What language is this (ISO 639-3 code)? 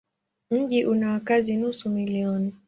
swa